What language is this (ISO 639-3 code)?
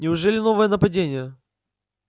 rus